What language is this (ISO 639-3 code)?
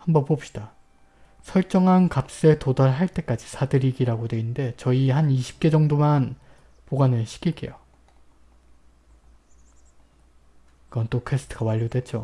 kor